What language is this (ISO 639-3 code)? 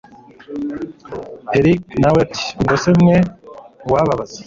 kin